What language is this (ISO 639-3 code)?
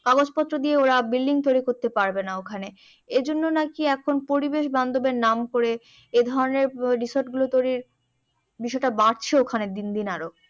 ben